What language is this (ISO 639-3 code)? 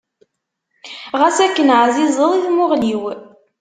kab